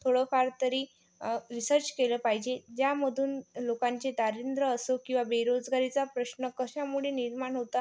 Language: Marathi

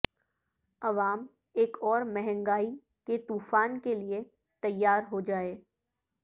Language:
Urdu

